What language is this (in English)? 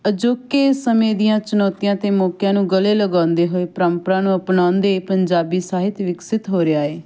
Punjabi